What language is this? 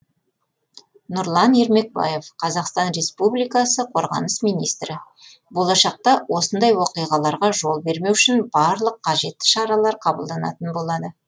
Kazakh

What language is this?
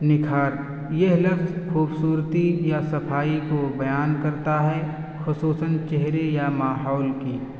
Urdu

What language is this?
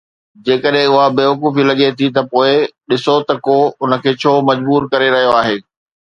Sindhi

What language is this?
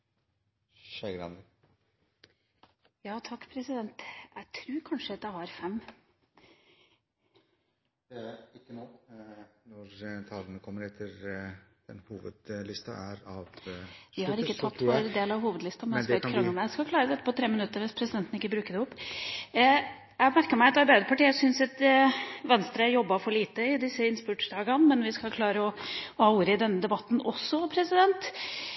Norwegian Bokmål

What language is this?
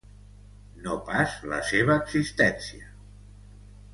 Catalan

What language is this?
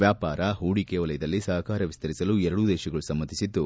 Kannada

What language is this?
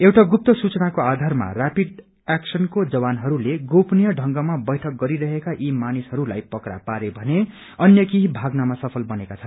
Nepali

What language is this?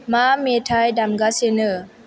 Bodo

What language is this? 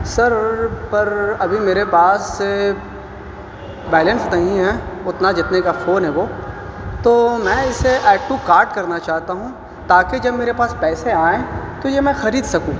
Urdu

